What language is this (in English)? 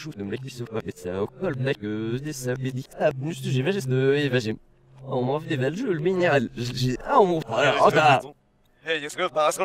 French